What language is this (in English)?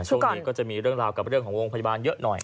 Thai